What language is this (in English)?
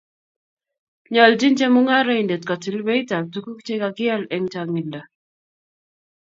Kalenjin